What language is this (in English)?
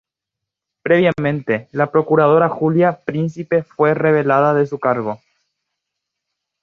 Spanish